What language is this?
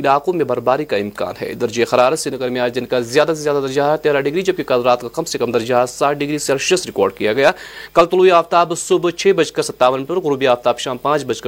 Urdu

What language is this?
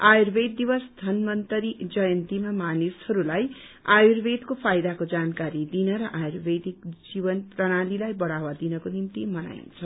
Nepali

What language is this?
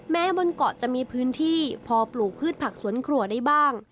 Thai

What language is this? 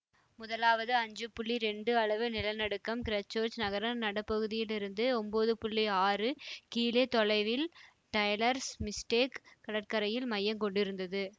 Tamil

